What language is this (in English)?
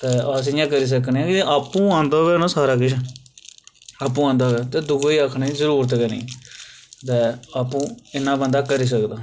Dogri